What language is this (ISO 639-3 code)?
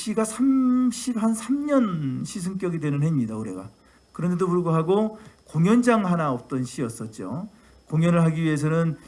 kor